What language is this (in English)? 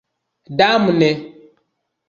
Esperanto